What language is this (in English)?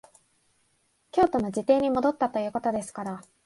Japanese